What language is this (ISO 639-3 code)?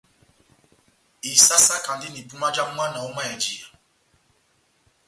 bnm